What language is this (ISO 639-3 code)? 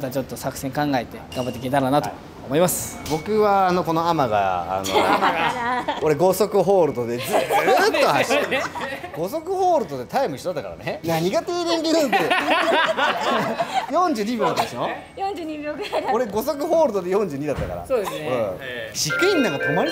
jpn